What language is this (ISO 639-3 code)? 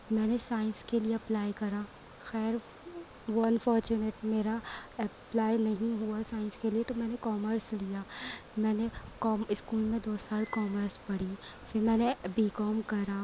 urd